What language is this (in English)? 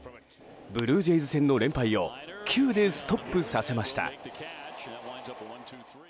Japanese